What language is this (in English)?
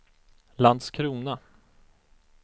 Swedish